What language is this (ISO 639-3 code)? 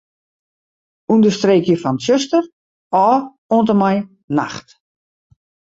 fry